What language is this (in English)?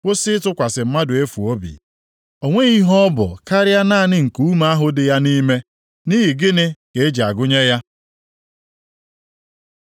Igbo